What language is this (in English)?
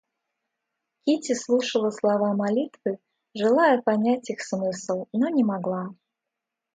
Russian